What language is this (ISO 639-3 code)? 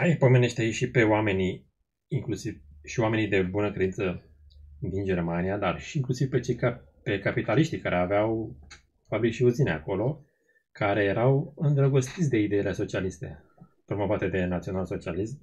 ron